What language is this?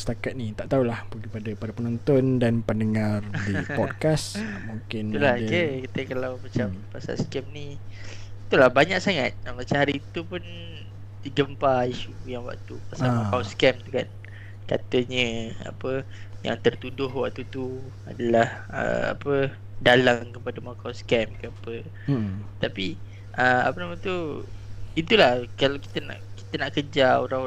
Malay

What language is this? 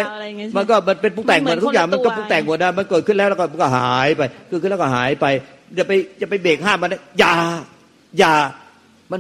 Thai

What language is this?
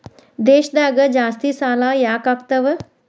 Kannada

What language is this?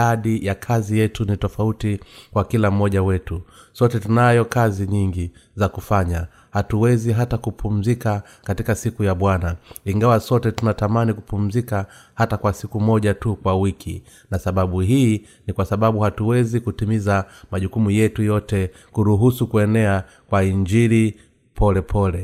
Swahili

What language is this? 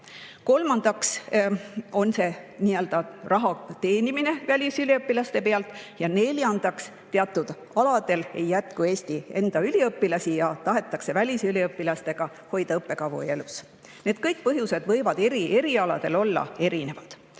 Estonian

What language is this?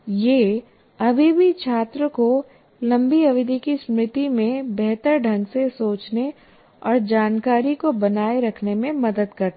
Hindi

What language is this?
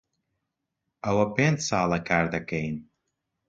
Central Kurdish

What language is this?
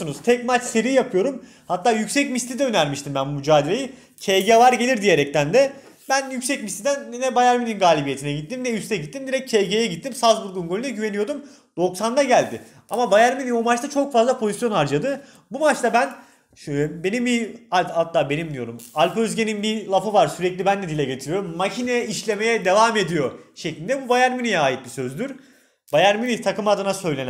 Turkish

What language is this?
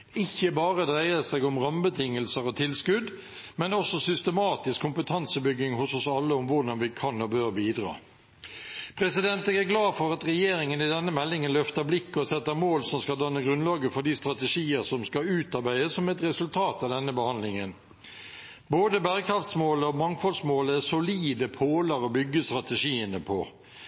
Norwegian Bokmål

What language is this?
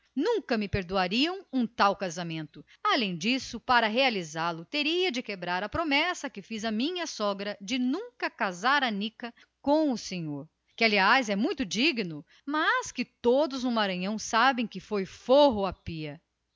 Portuguese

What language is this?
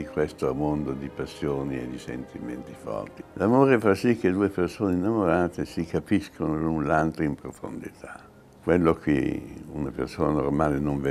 Italian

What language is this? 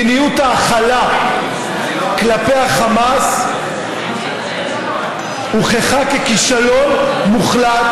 Hebrew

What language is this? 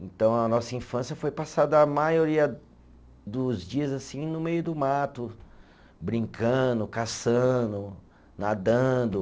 Portuguese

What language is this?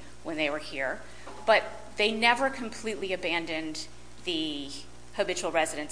English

